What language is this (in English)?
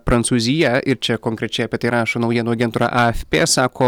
Lithuanian